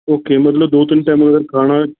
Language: Punjabi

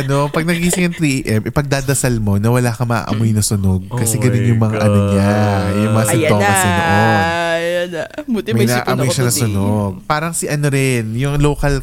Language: Filipino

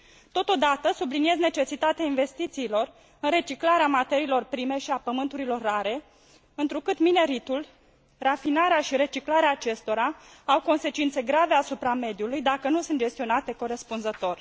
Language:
Romanian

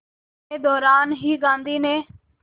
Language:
Hindi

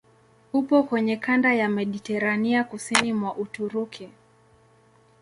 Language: Swahili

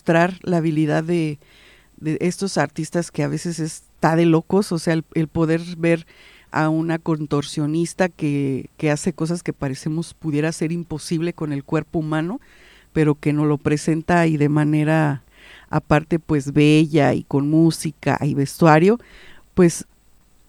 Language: Spanish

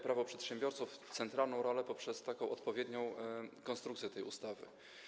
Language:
Polish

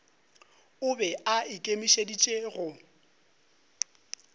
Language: Northern Sotho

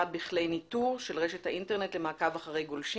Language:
Hebrew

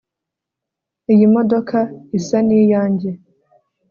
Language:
Kinyarwanda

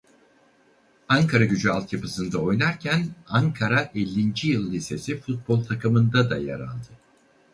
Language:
Turkish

